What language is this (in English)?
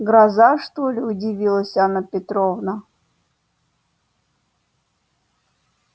Russian